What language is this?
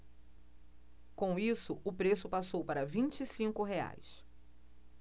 Portuguese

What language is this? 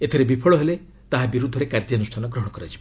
Odia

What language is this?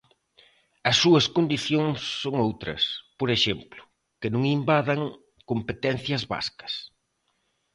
Galician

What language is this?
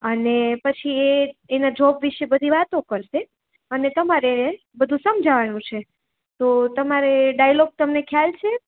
Gujarati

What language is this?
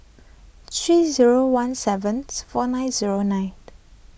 English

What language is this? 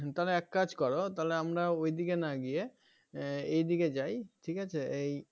Bangla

